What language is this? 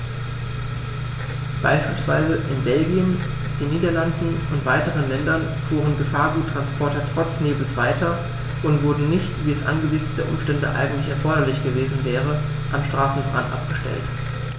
German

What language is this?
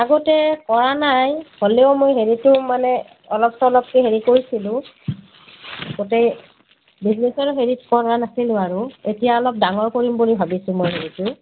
Assamese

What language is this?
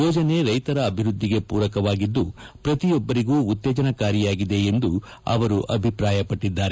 Kannada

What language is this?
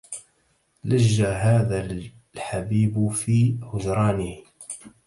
Arabic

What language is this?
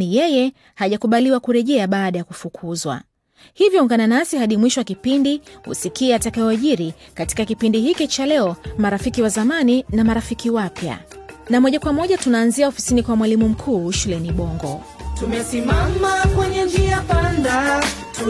Swahili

